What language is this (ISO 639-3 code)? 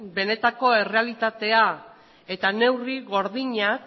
eus